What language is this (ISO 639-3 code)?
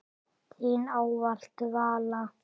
isl